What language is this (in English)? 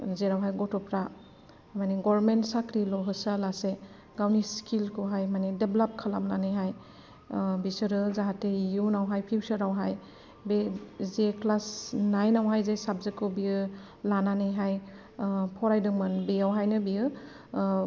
Bodo